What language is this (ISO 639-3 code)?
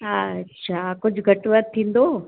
snd